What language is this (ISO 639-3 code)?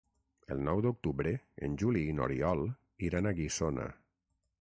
cat